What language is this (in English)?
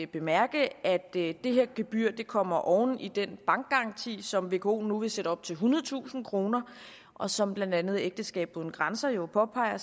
Danish